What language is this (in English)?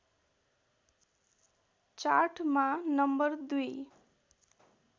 Nepali